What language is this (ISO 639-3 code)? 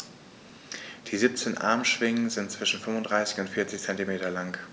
deu